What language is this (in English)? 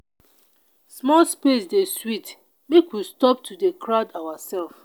Nigerian Pidgin